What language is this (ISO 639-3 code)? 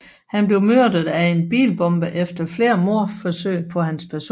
dan